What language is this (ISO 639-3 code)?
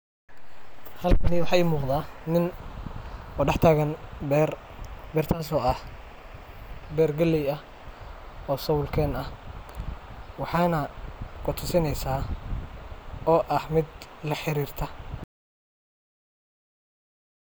som